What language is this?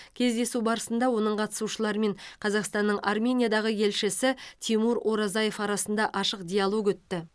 Kazakh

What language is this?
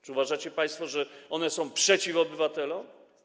Polish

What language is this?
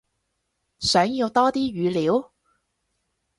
Cantonese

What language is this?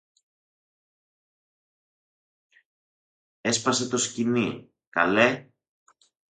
Greek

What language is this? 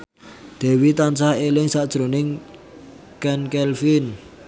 Javanese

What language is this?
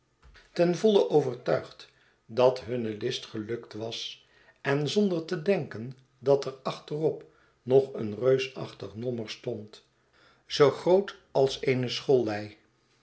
Dutch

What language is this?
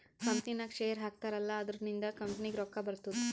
Kannada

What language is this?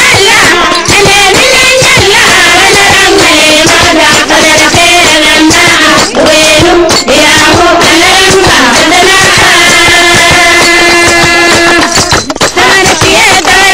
Arabic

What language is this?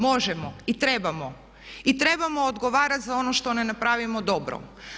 Croatian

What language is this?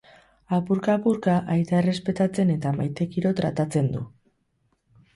Basque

